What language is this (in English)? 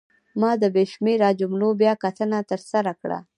Pashto